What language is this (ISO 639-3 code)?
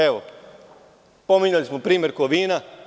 srp